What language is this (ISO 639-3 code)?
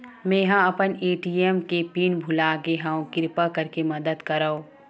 hne